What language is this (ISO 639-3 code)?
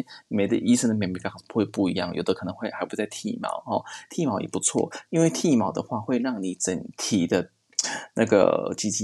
zho